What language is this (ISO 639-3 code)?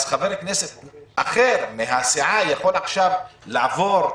heb